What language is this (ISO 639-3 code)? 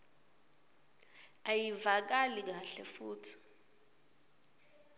ssw